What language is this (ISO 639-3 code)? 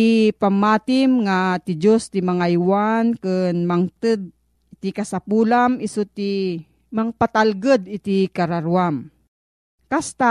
fil